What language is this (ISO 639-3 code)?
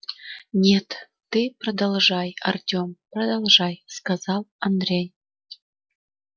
rus